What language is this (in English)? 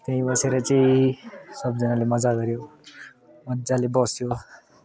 Nepali